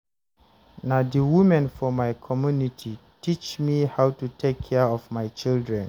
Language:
Nigerian Pidgin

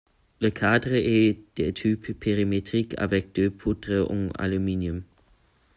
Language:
French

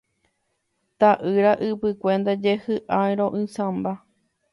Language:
Guarani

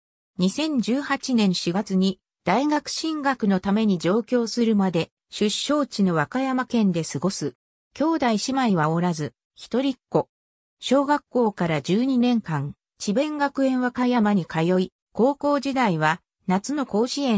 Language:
Japanese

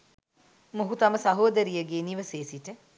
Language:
Sinhala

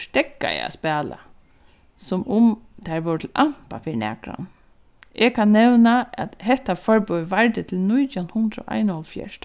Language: Faroese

